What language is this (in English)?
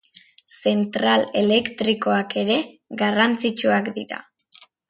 Basque